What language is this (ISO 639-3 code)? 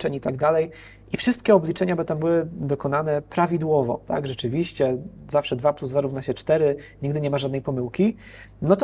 pol